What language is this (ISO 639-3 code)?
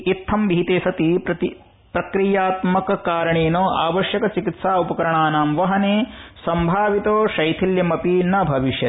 san